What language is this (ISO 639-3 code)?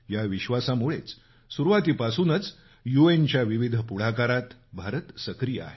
mar